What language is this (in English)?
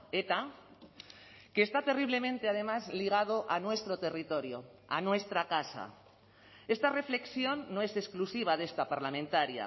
Spanish